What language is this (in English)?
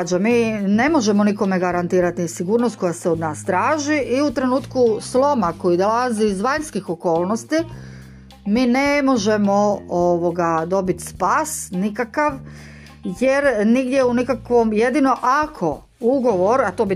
Croatian